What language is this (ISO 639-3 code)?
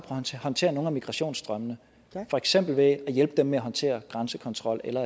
dan